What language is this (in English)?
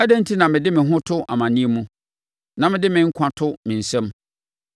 Akan